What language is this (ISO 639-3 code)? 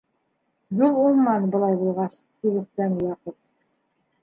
bak